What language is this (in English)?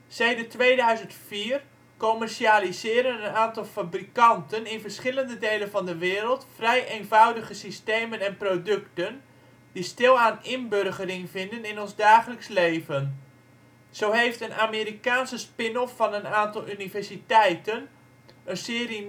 Dutch